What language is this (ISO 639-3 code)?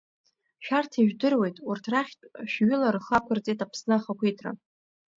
abk